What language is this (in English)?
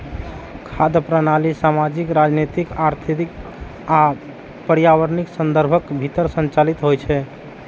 Maithili